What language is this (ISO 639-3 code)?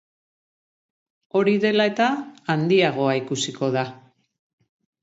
eus